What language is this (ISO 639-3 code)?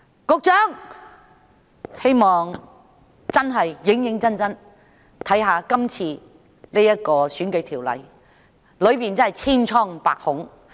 yue